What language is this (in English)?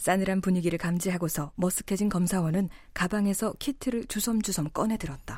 Korean